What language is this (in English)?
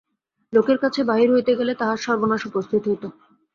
Bangla